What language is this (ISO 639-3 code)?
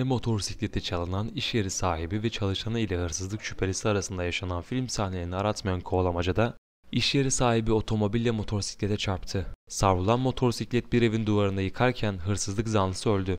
tur